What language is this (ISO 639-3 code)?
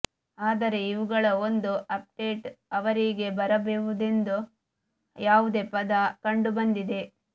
kan